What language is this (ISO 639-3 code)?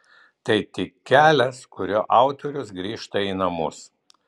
lit